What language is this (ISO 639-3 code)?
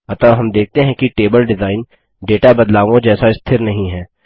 hin